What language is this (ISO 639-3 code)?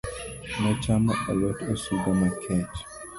luo